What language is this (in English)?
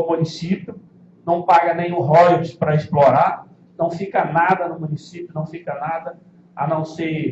Portuguese